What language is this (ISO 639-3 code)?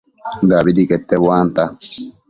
mcf